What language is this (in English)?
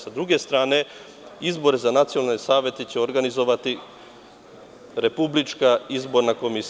Serbian